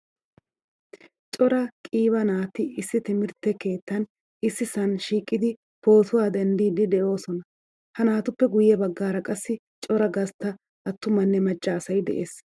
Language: Wolaytta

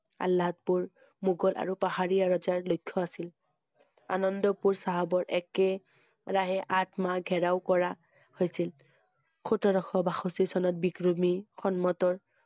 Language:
Assamese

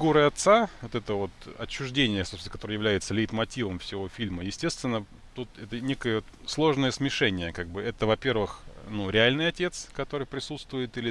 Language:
Russian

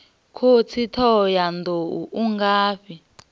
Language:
Venda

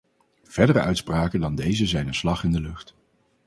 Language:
Dutch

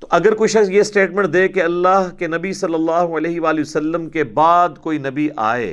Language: Urdu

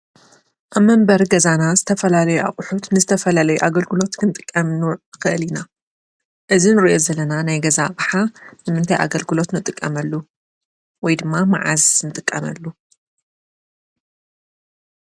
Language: Tigrinya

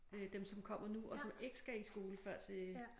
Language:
Danish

